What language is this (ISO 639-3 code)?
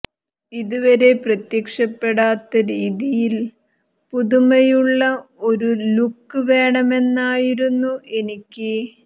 mal